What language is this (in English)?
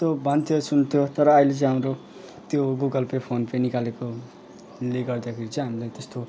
Nepali